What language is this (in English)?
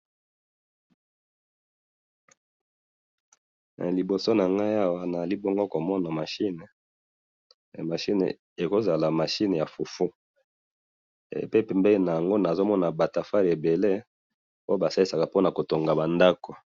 Lingala